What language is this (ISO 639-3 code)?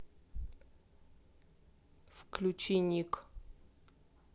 rus